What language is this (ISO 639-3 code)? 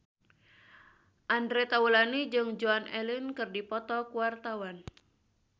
sun